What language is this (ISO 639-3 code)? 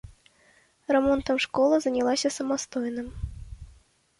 bel